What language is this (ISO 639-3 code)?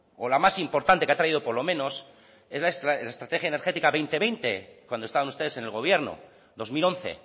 spa